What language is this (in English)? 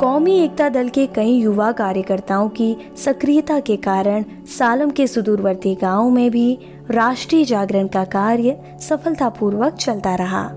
Hindi